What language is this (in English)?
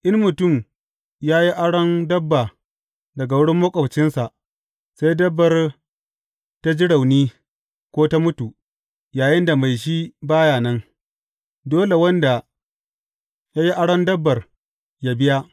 Hausa